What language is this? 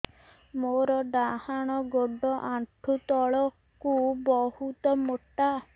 Odia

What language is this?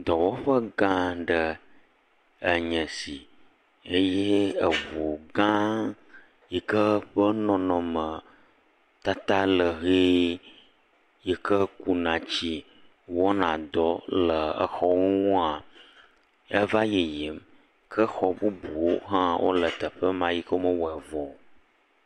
Ewe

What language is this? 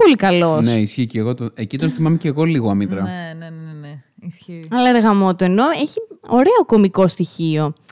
Greek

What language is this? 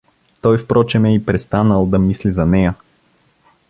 Bulgarian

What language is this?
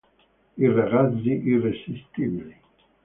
Italian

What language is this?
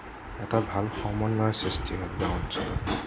Assamese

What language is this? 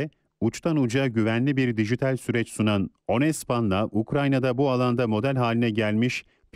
Turkish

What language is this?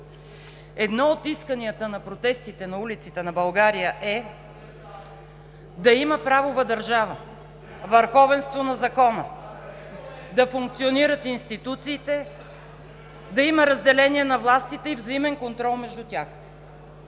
Bulgarian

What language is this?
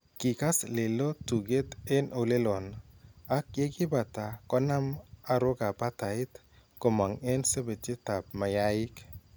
Kalenjin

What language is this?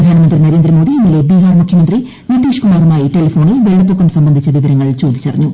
Malayalam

